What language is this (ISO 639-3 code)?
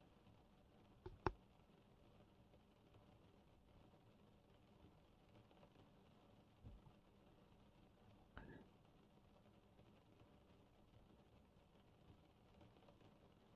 nld